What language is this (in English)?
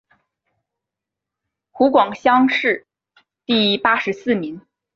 Chinese